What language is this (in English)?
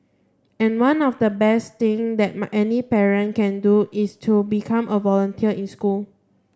English